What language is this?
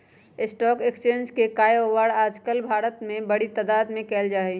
Magahi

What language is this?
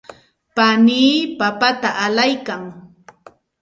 Santa Ana de Tusi Pasco Quechua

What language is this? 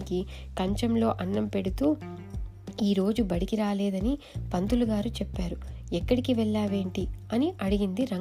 Telugu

